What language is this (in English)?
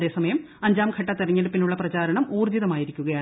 Malayalam